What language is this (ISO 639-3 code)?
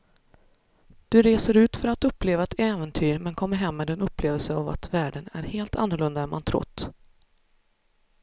swe